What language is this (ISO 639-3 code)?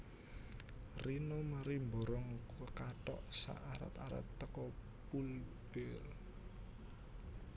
jav